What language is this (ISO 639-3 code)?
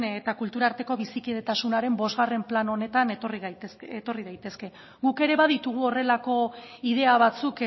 eus